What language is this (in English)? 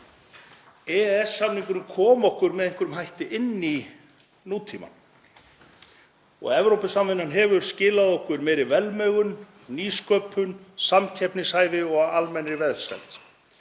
Icelandic